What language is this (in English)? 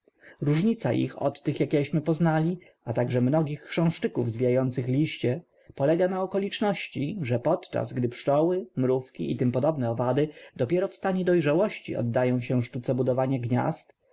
Polish